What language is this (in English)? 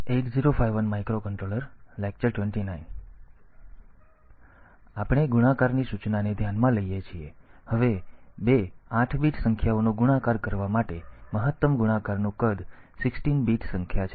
Gujarati